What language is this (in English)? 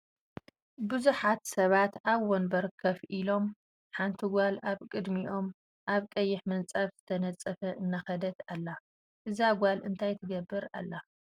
Tigrinya